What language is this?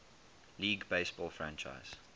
English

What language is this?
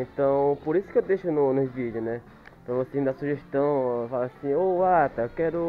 Portuguese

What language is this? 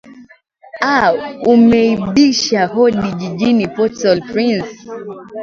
Swahili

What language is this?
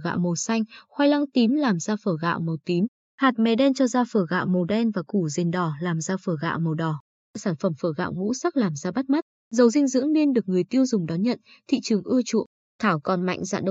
Vietnamese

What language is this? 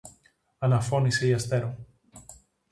Greek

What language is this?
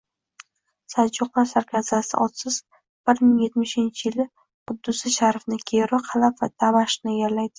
Uzbek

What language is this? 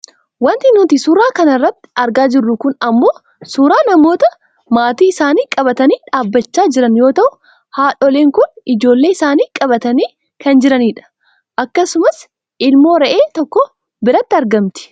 Oromo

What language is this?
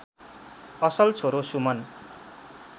Nepali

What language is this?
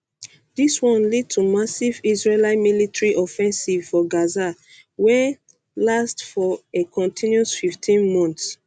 Nigerian Pidgin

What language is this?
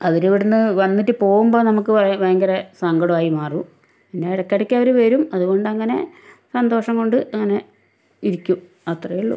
Malayalam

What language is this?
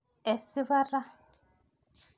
Masai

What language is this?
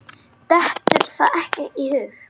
Icelandic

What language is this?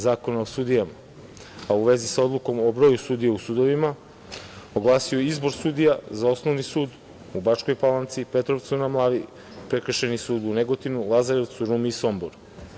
Serbian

